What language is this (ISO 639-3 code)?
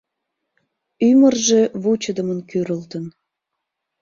chm